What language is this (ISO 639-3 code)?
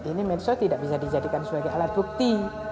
ind